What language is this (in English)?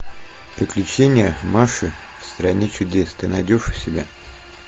Russian